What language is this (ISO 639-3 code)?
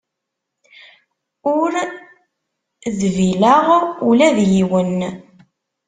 kab